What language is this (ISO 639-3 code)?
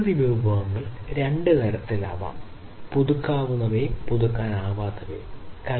mal